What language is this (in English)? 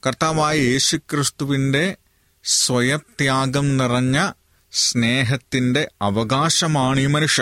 Malayalam